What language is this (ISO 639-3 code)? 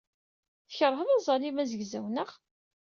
kab